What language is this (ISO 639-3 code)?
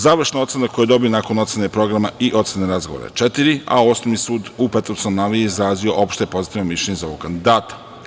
srp